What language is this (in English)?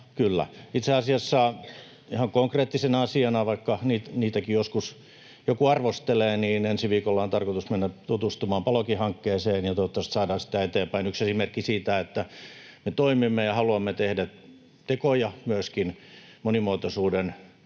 Finnish